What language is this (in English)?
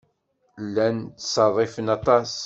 Kabyle